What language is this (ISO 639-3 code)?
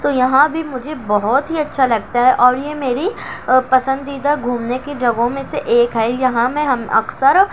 urd